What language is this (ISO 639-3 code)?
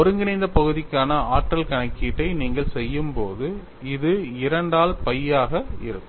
tam